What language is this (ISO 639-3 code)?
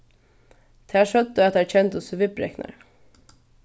fao